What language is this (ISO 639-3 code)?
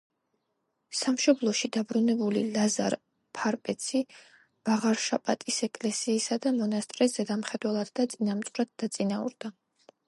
kat